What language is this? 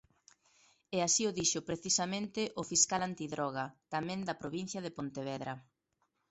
Galician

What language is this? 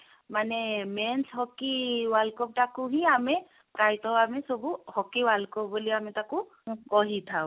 Odia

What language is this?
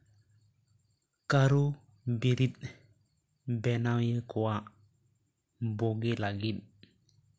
Santali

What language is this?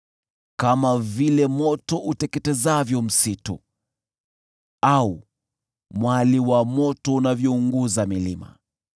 Swahili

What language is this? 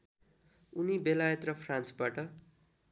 Nepali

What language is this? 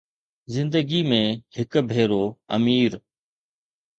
Sindhi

